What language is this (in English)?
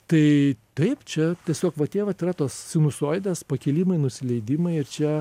Lithuanian